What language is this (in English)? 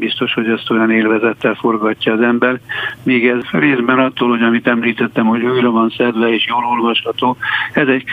Hungarian